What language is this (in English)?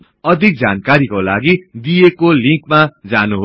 Nepali